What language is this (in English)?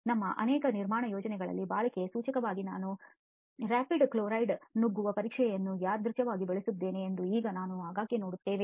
Kannada